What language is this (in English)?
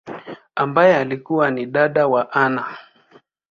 Swahili